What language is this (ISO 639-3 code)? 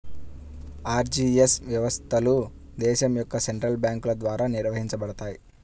tel